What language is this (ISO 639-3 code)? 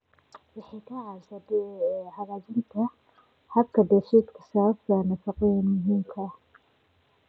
som